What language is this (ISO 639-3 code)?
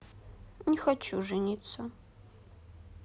rus